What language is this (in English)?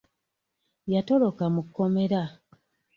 Ganda